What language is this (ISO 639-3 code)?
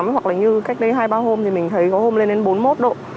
vie